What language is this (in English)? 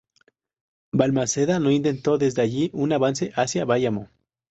Spanish